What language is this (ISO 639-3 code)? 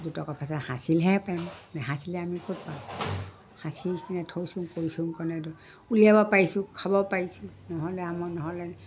asm